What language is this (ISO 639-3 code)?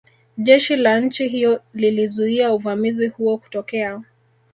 swa